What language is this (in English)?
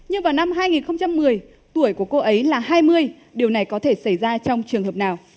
Vietnamese